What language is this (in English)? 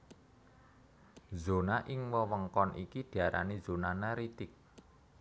Javanese